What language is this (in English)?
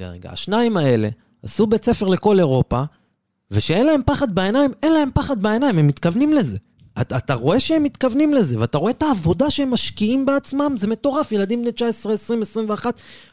Hebrew